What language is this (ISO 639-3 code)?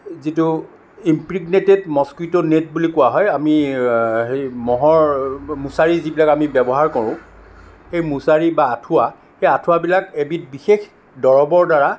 asm